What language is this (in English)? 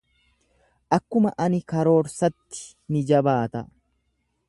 Oromo